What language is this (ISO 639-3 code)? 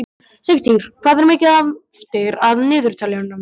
isl